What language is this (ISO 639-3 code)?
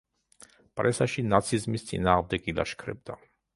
kat